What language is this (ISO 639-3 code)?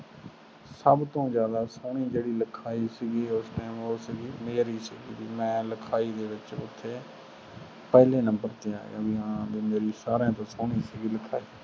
pan